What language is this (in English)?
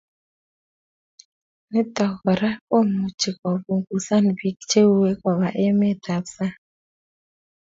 Kalenjin